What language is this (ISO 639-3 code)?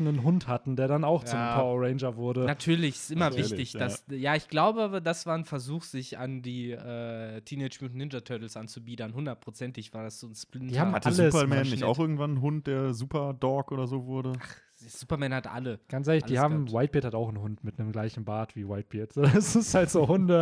deu